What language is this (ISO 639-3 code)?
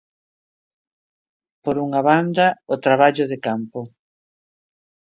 glg